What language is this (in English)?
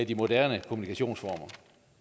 Danish